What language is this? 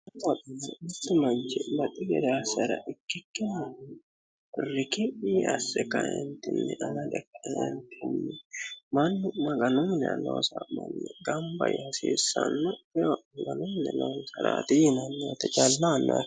Sidamo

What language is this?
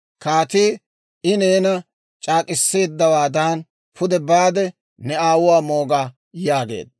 Dawro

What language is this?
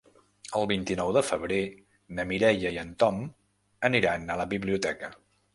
Catalan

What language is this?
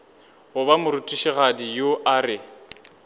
Northern Sotho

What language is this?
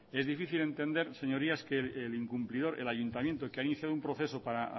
Spanish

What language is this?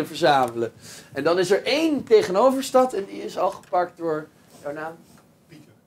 Dutch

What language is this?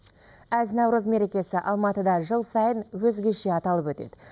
Kazakh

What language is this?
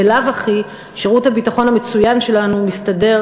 Hebrew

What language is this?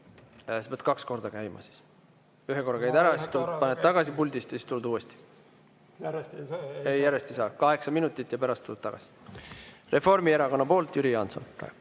Estonian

